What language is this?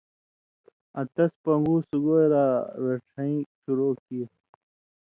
Indus Kohistani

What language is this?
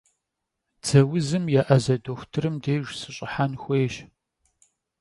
Kabardian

